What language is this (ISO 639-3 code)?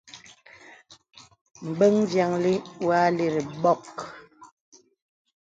beb